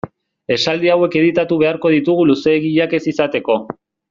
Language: Basque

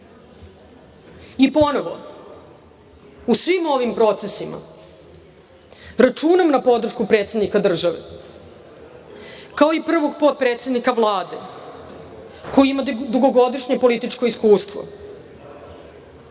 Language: Serbian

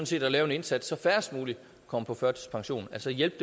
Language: Danish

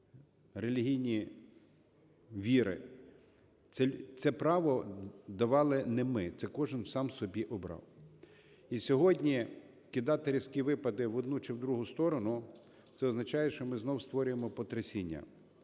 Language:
Ukrainian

